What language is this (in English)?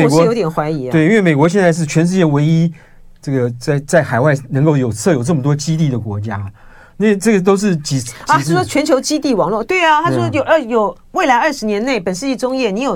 Chinese